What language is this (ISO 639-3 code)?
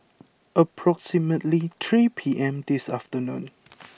eng